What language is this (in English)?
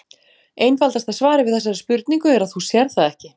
Icelandic